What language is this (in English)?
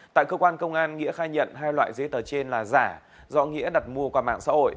Vietnamese